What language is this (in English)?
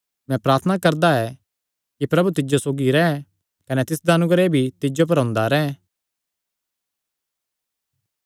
Kangri